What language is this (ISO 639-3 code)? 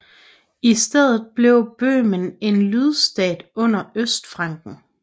dan